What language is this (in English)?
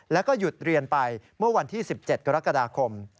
Thai